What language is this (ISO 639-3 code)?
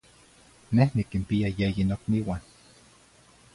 nhi